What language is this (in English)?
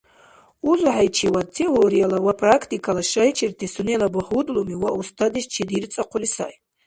Dargwa